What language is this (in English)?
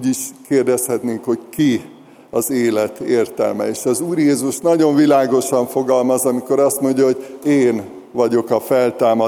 Hungarian